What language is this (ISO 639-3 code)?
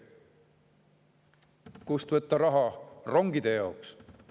est